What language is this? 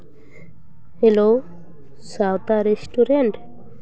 Santali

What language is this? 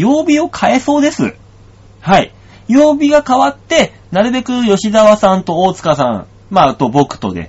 Japanese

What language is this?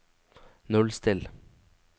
Norwegian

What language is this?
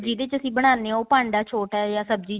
Punjabi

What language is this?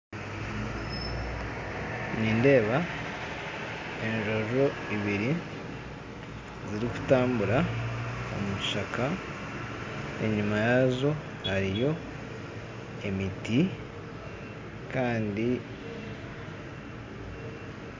Nyankole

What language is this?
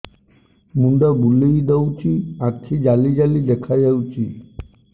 Odia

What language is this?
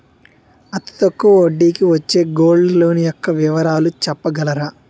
Telugu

